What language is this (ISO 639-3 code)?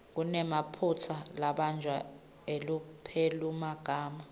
ssw